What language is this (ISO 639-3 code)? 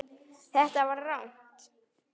isl